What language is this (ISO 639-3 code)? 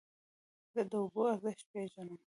pus